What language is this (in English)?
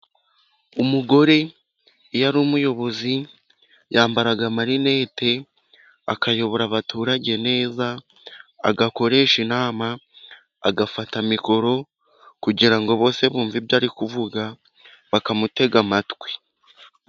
Kinyarwanda